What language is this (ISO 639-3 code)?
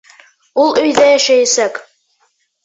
bak